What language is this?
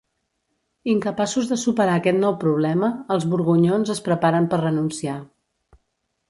Catalan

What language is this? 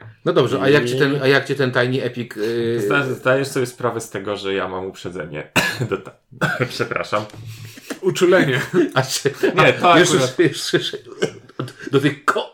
Polish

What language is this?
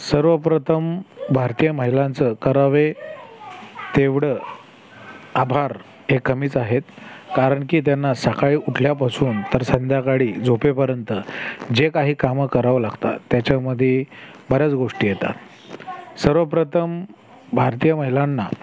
Marathi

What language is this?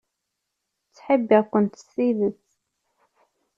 Kabyle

